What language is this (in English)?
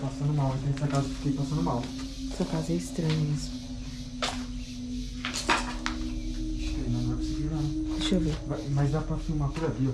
Portuguese